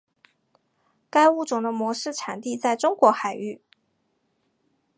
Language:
Chinese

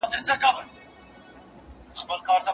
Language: Pashto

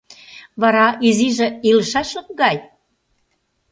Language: Mari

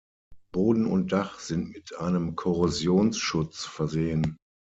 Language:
German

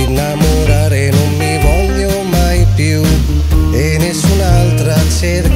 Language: Italian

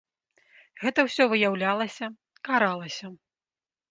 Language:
Belarusian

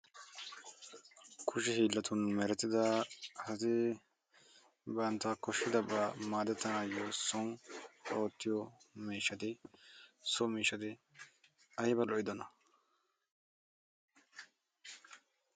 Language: Wolaytta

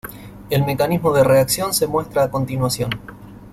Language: Spanish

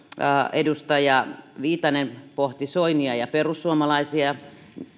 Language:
Finnish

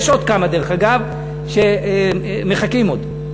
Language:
Hebrew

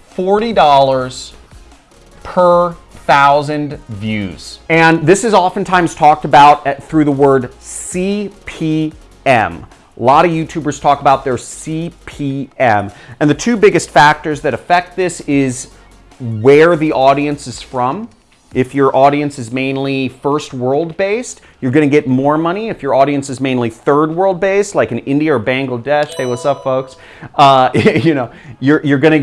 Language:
English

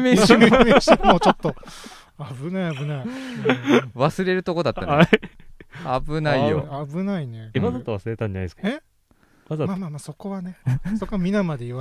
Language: Japanese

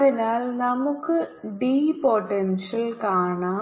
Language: Malayalam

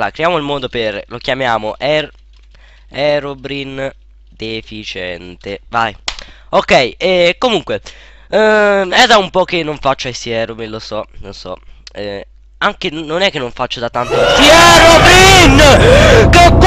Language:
Italian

